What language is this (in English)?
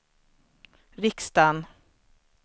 Swedish